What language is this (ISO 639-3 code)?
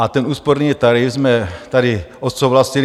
ces